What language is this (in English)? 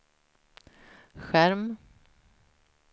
Swedish